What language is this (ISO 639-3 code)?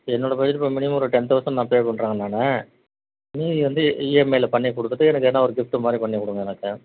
tam